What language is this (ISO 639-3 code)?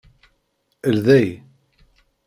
kab